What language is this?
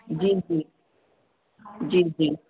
Sindhi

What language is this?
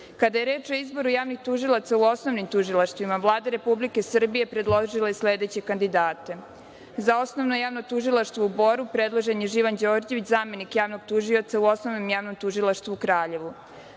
Serbian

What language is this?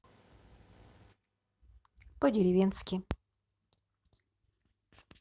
Russian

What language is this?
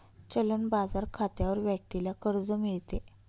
Marathi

